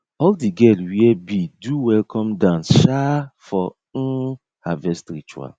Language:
Nigerian Pidgin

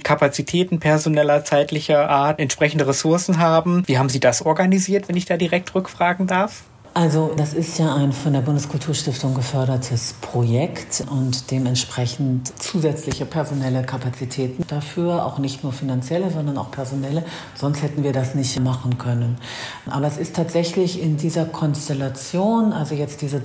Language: German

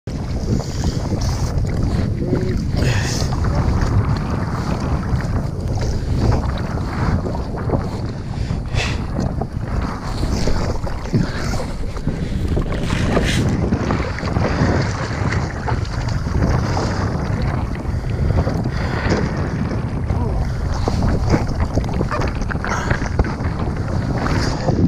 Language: English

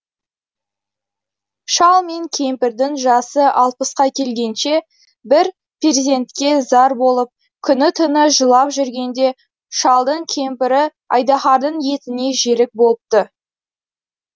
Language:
Kazakh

